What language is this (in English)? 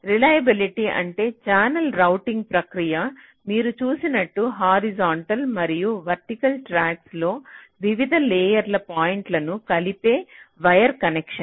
Telugu